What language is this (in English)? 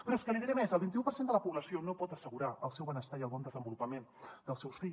Catalan